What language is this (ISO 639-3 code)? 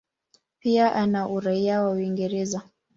swa